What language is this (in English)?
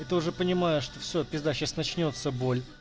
Russian